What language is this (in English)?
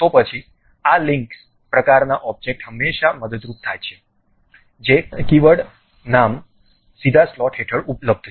Gujarati